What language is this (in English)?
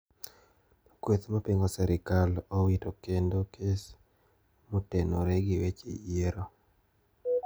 Luo (Kenya and Tanzania)